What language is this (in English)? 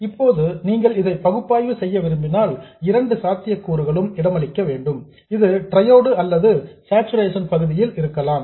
Tamil